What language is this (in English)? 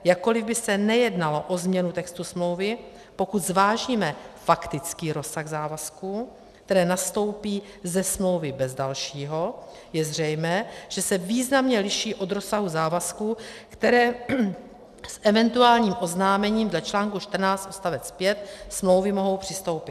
Czech